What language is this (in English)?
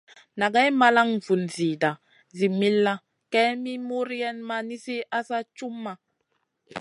Masana